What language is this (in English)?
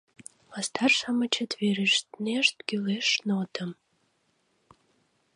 Mari